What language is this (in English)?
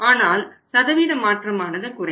Tamil